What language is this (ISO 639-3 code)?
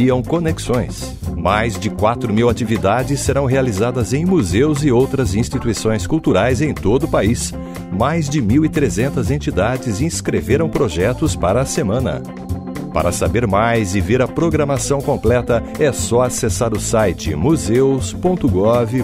por